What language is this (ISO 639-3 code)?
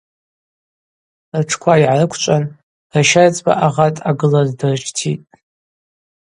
abq